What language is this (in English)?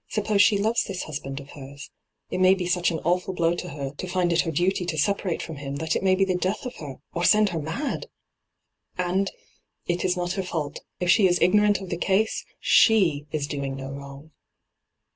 English